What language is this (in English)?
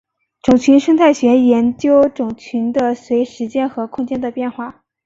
Chinese